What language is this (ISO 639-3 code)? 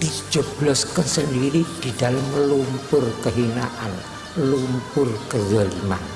ind